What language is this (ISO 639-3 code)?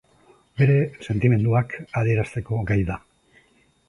eus